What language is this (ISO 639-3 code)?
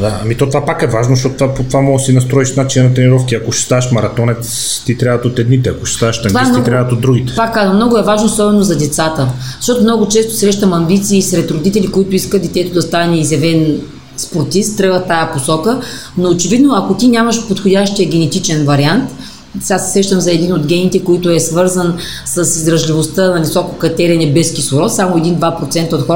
bul